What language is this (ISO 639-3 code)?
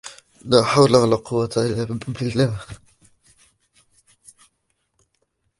ara